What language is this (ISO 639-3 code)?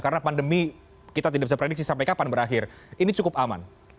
ind